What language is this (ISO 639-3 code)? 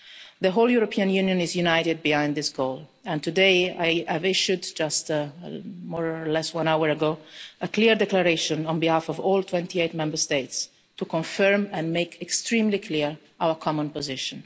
eng